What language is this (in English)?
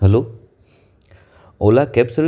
Gujarati